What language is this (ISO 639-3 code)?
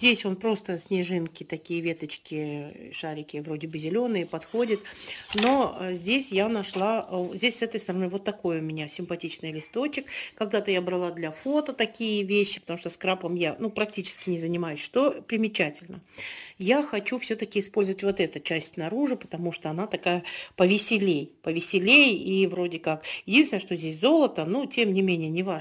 rus